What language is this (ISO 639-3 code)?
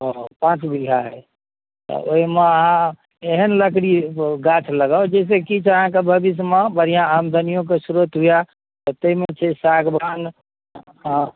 mai